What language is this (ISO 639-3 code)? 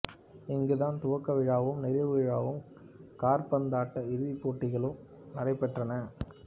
tam